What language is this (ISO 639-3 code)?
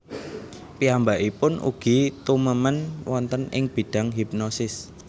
jav